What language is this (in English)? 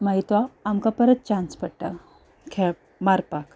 Konkani